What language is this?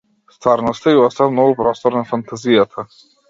Macedonian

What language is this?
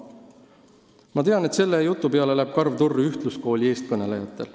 Estonian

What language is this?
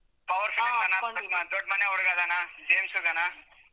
Kannada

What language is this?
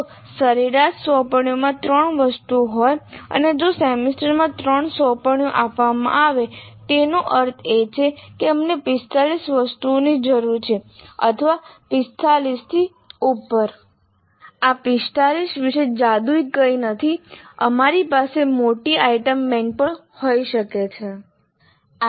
Gujarati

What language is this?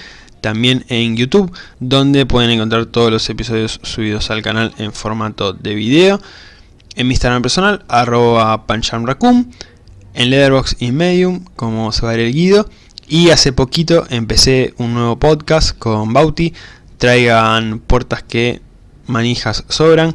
Spanish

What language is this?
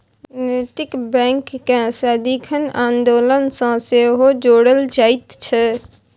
Maithili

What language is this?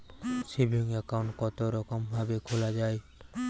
Bangla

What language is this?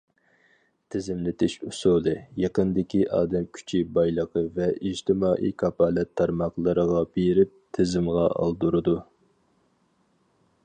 Uyghur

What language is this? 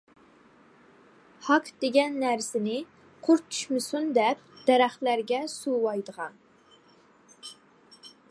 Uyghur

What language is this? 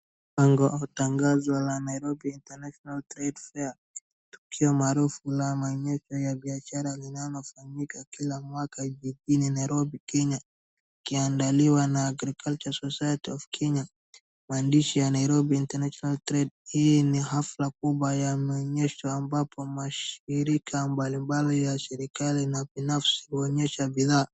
Swahili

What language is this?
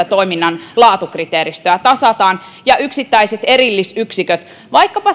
Finnish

